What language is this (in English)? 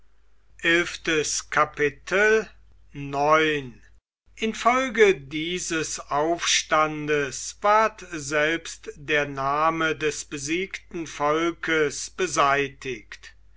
German